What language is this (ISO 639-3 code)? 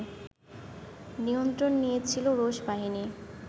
ben